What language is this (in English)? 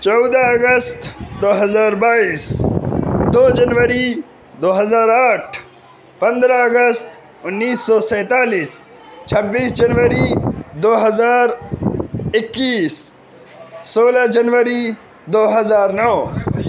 Urdu